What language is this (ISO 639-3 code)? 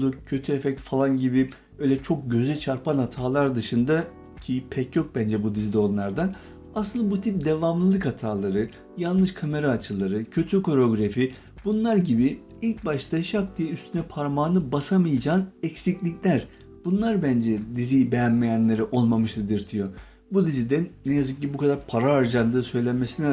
tur